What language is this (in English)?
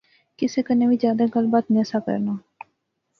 Pahari-Potwari